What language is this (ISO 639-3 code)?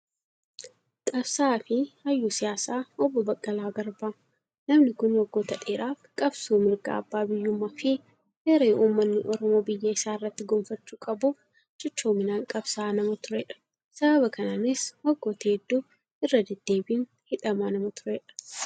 orm